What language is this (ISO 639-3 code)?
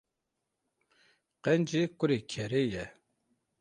kur